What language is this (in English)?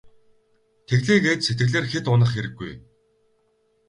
Mongolian